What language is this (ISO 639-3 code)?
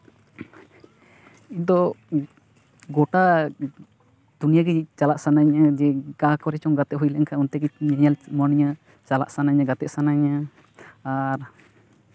sat